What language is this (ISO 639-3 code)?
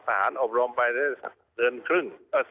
tha